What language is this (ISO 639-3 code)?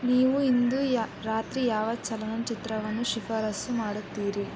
kan